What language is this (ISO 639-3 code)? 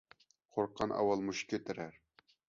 uig